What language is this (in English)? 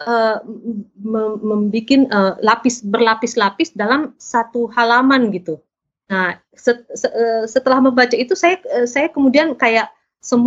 Indonesian